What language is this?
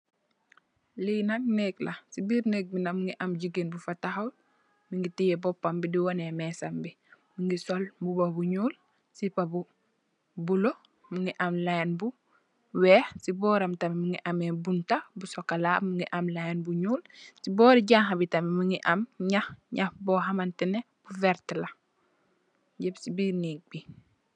Wolof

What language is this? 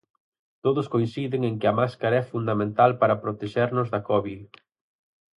Galician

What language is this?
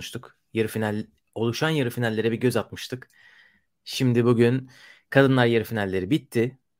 Turkish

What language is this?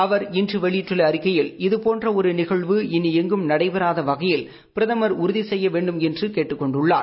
Tamil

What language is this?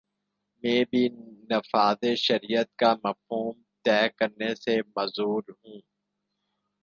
Urdu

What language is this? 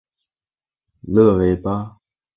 Chinese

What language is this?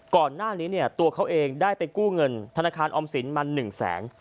Thai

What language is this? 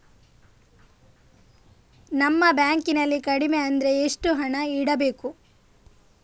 Kannada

